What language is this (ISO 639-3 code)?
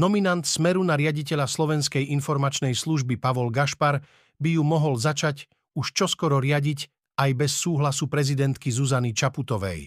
slk